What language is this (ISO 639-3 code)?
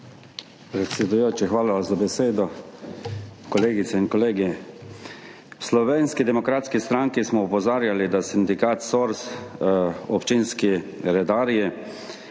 slv